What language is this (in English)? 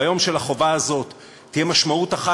Hebrew